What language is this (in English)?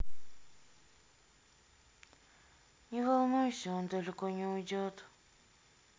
Russian